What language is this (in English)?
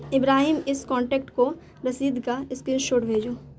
Urdu